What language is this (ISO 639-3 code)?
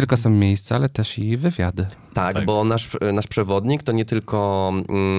pol